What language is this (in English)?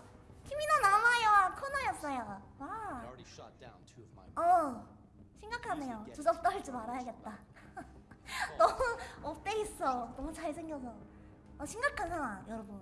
Korean